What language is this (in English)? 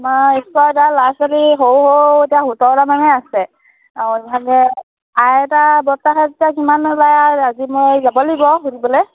Assamese